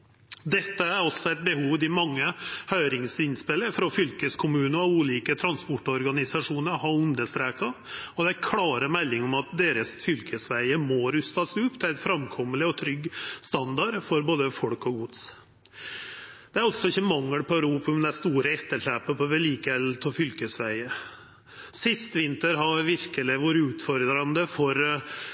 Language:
Norwegian Nynorsk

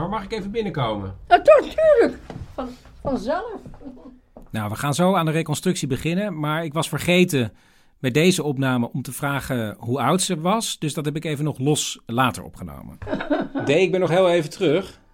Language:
Dutch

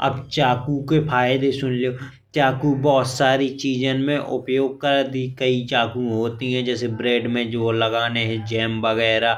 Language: Bundeli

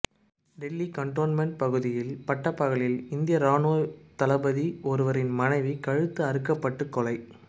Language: Tamil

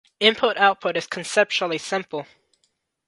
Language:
English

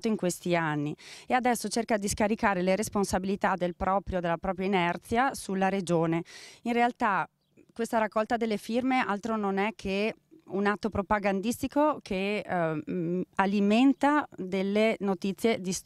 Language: Italian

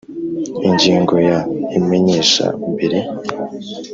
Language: Kinyarwanda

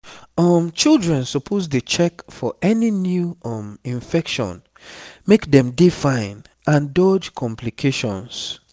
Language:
Nigerian Pidgin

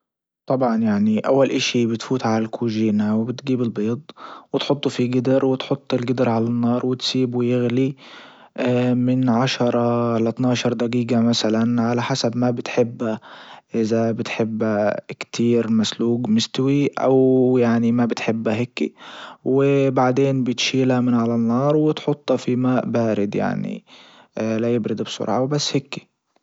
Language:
Libyan Arabic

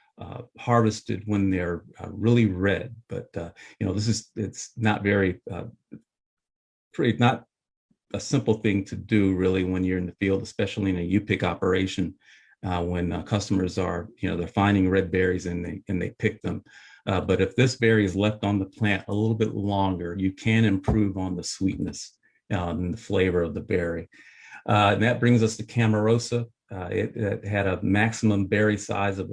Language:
English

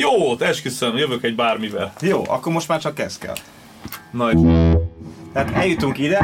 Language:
Hungarian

